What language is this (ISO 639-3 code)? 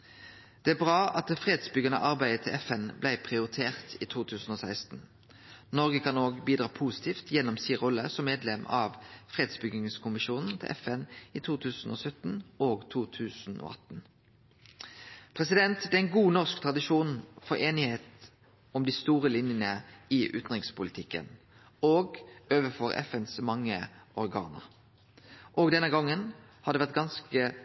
nno